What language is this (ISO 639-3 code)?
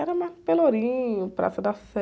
por